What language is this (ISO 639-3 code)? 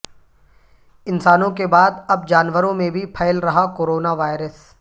urd